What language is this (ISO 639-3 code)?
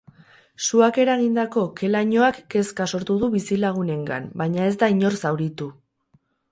eus